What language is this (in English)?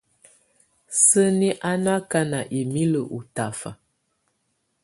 Tunen